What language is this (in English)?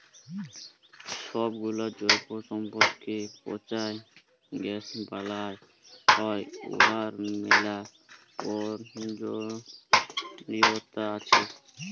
Bangla